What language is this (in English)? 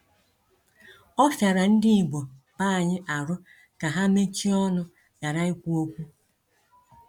Igbo